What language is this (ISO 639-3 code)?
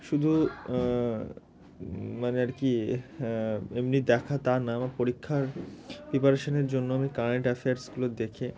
ben